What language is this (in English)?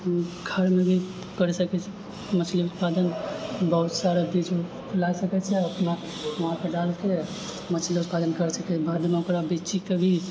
Maithili